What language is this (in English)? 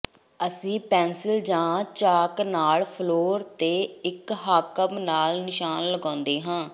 Punjabi